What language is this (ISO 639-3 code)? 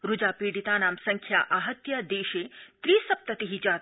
san